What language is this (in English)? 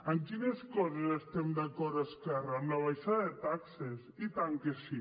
Catalan